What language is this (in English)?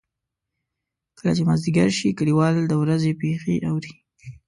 Pashto